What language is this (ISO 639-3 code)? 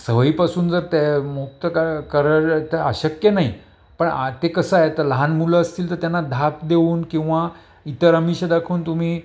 mar